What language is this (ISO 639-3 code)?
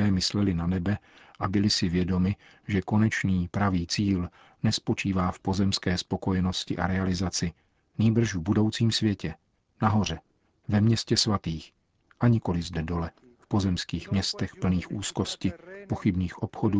ces